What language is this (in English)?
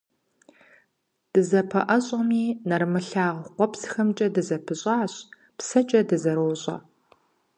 Kabardian